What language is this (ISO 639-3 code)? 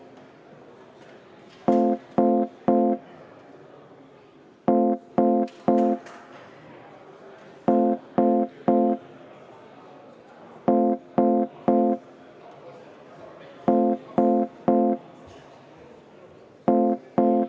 est